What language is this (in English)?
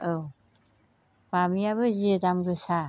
Bodo